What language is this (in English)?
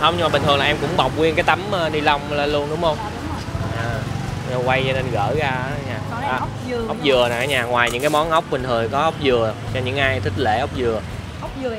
Vietnamese